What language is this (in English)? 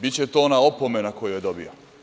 Serbian